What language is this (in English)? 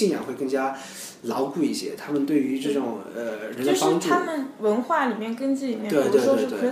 Chinese